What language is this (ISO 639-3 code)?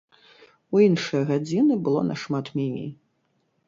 bel